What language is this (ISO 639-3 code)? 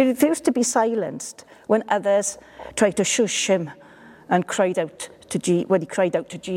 eng